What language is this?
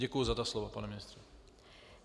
Czech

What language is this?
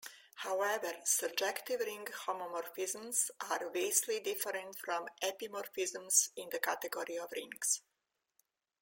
English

